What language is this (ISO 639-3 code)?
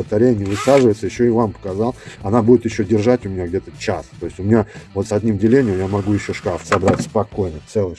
rus